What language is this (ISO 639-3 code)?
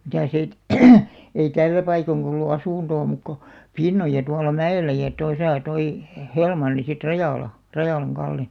fin